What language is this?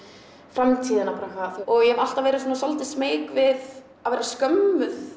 Icelandic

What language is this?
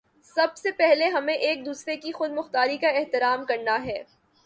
Urdu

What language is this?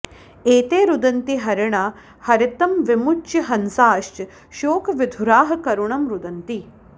Sanskrit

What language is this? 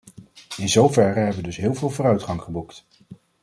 Dutch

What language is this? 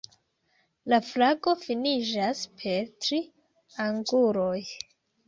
Esperanto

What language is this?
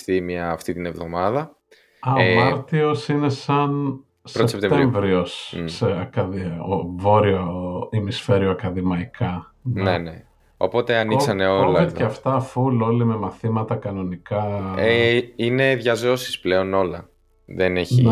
Greek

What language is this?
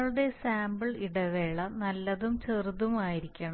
Malayalam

